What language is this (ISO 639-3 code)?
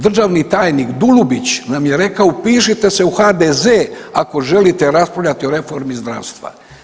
hrv